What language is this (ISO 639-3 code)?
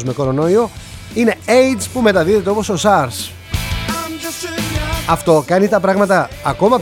ell